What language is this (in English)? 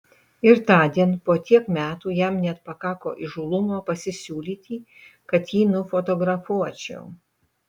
Lithuanian